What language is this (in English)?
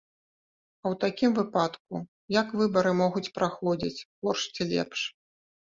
Belarusian